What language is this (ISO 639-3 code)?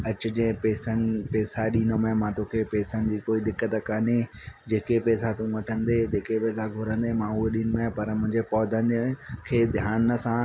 snd